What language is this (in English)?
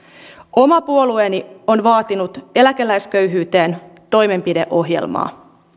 Finnish